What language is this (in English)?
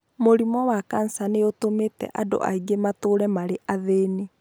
Kikuyu